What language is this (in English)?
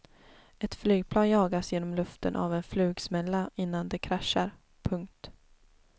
Swedish